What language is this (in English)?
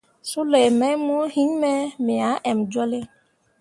Mundang